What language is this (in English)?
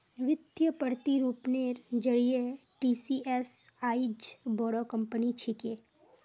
Magahi